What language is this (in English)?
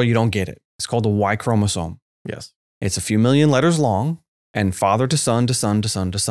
English